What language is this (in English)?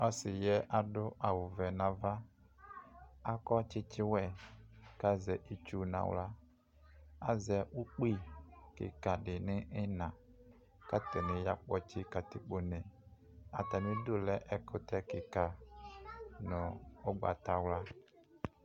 Ikposo